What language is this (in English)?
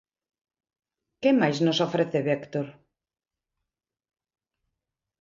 Galician